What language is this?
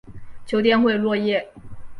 Chinese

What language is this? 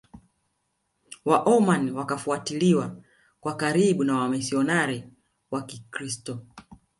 Swahili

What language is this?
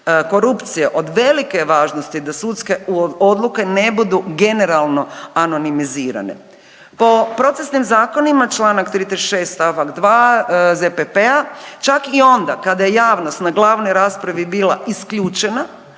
Croatian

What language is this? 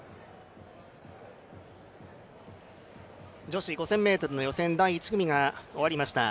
Japanese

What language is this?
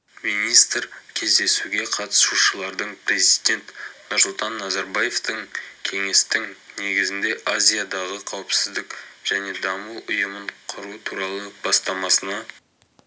Kazakh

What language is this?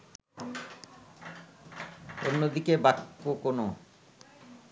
Bangla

